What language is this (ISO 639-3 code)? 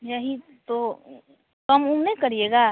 hin